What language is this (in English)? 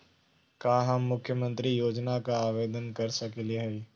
Magahi